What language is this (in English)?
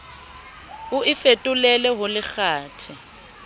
Southern Sotho